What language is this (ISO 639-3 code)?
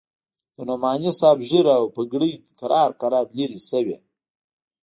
pus